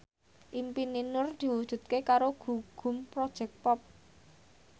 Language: Javanese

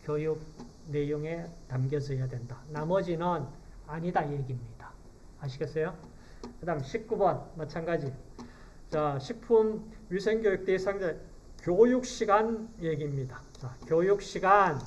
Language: Korean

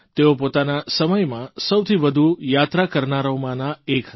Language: Gujarati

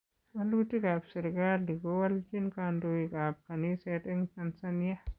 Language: Kalenjin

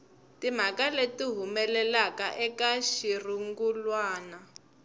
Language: Tsonga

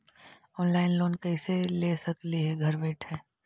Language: Magahi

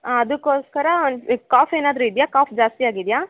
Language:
Kannada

